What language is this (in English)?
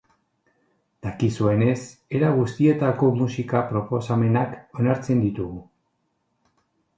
Basque